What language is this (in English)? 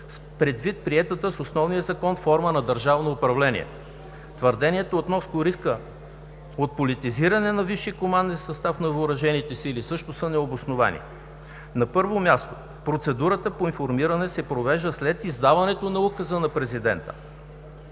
Bulgarian